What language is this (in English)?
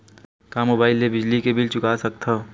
Chhattisgarhi